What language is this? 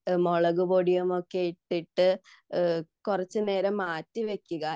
Malayalam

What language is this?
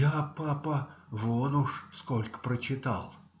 Russian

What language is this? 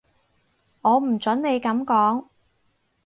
Cantonese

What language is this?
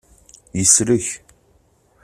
Kabyle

